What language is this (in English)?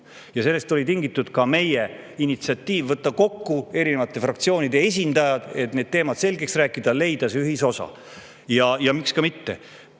Estonian